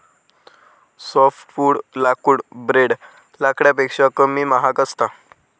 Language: Marathi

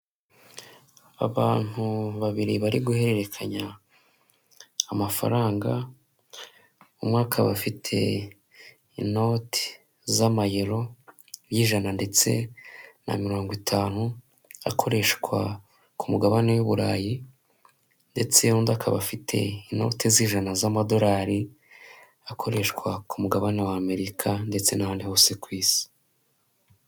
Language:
Kinyarwanda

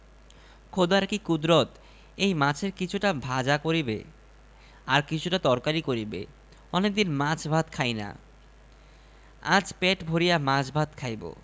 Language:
Bangla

